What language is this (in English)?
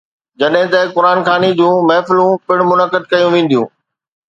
Sindhi